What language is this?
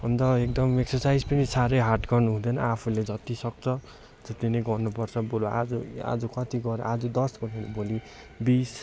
Nepali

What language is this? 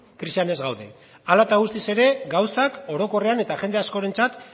Basque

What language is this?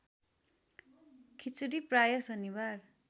Nepali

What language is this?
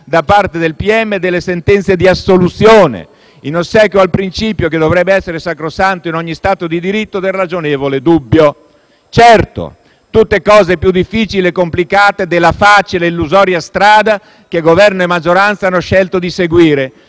Italian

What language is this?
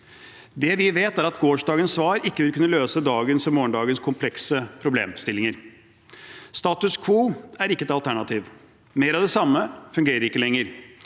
Norwegian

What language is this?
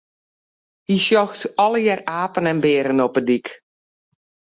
Western Frisian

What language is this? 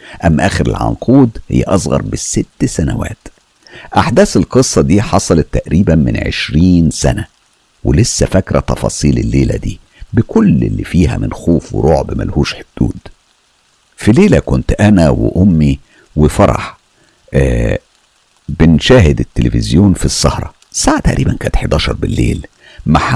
Arabic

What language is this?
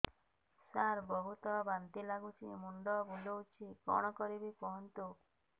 Odia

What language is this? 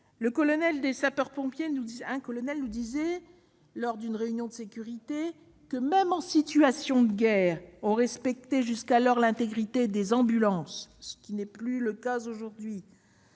French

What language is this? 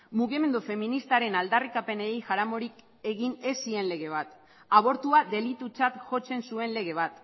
Basque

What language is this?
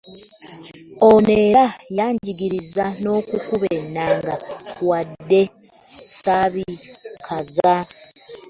Ganda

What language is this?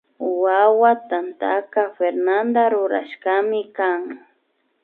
Imbabura Highland Quichua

